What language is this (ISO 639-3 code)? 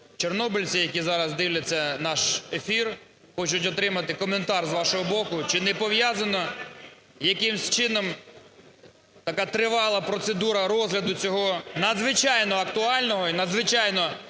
ukr